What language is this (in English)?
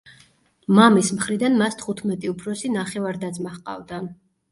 Georgian